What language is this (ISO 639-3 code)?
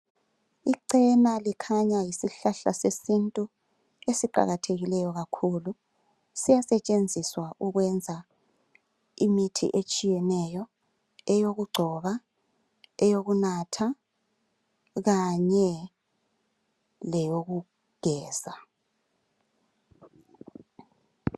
nde